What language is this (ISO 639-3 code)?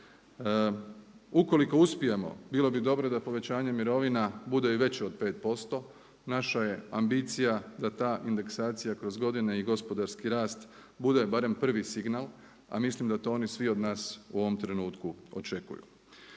hrv